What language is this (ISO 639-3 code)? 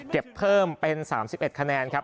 tha